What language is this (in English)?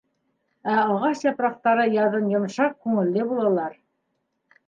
Bashkir